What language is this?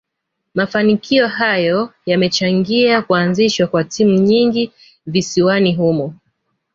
Swahili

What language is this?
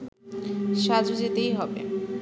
Bangla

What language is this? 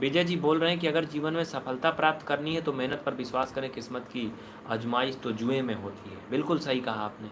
Hindi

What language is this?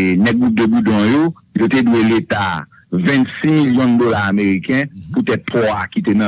French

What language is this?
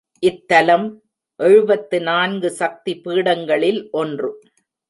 Tamil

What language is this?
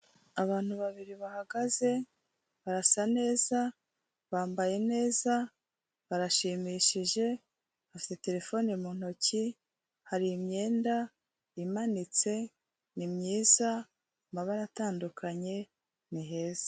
Kinyarwanda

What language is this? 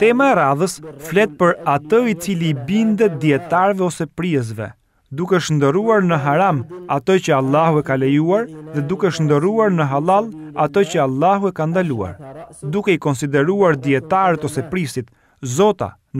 Arabic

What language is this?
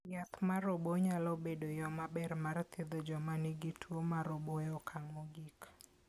Luo (Kenya and Tanzania)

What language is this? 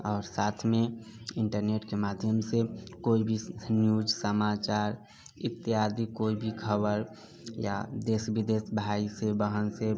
Maithili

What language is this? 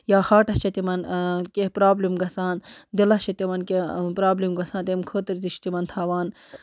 Kashmiri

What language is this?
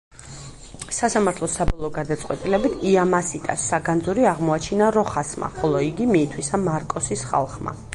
Georgian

